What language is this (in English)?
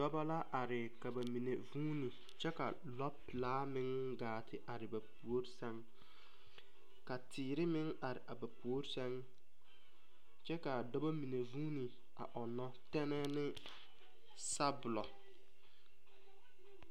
Southern Dagaare